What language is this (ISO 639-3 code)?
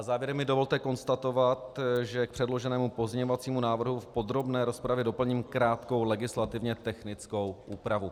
ces